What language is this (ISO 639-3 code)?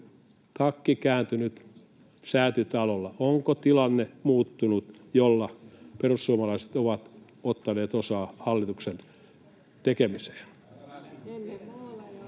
fin